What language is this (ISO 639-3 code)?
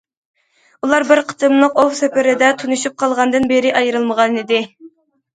uig